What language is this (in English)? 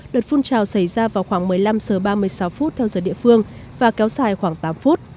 Vietnamese